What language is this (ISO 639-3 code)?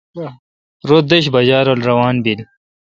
xka